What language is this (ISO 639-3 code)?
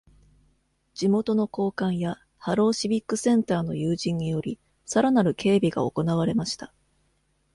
jpn